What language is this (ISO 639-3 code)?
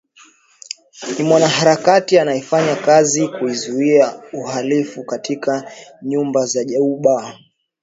swa